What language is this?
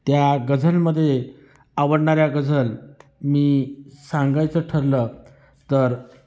Marathi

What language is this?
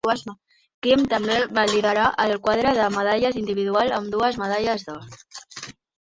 Catalan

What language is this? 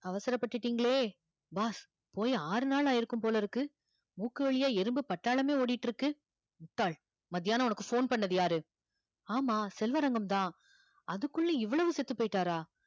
Tamil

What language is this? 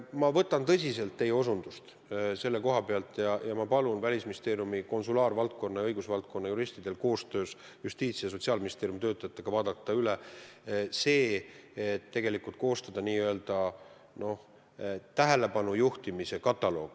Estonian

